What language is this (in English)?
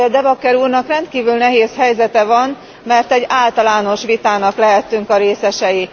Hungarian